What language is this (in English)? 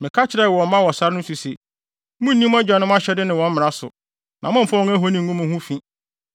Akan